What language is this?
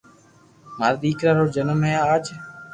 Loarki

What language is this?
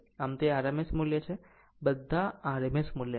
Gujarati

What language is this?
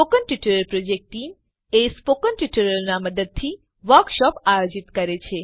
Gujarati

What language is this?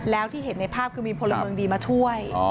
Thai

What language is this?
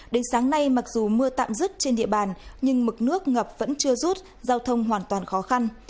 Vietnamese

